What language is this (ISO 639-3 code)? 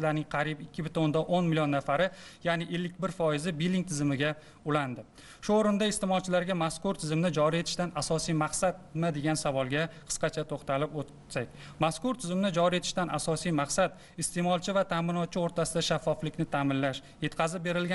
tur